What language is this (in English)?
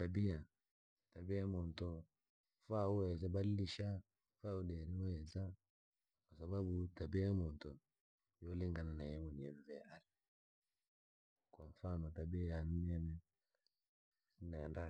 Langi